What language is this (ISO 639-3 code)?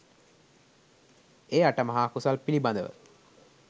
sin